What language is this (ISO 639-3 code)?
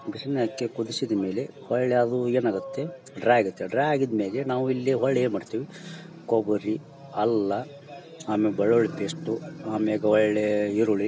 kan